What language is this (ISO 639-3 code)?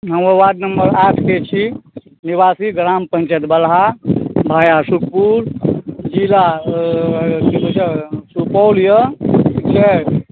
mai